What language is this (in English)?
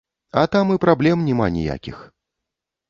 Belarusian